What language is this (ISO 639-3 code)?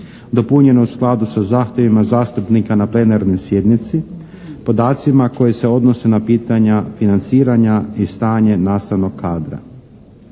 hrv